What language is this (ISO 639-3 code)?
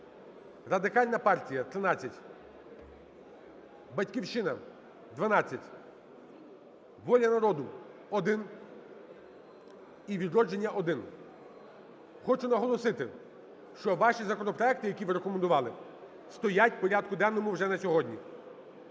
ukr